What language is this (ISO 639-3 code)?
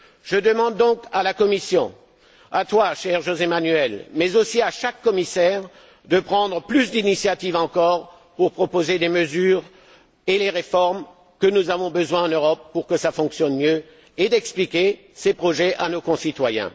fra